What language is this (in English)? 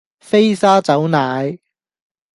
Cantonese